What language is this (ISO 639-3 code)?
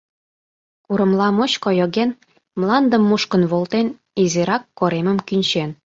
chm